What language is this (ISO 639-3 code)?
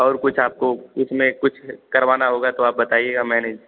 hin